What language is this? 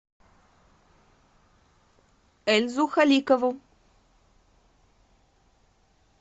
Russian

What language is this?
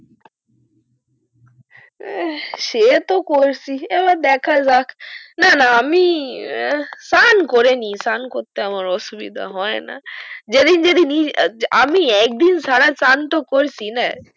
Bangla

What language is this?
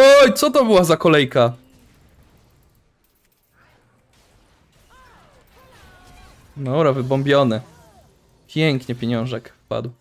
Polish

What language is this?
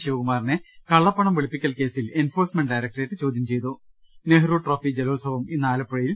Malayalam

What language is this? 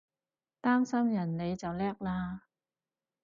Cantonese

